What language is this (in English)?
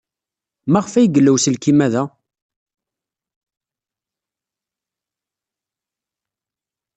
Kabyle